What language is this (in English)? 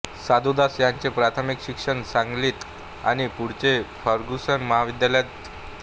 Marathi